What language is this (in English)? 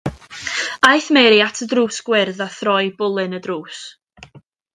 Welsh